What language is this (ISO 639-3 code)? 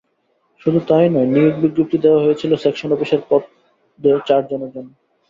ben